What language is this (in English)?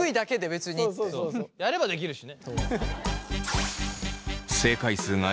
Japanese